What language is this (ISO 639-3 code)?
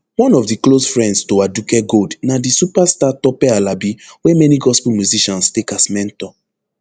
pcm